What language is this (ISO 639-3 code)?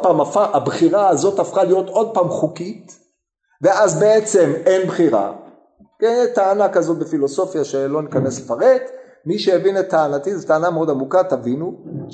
heb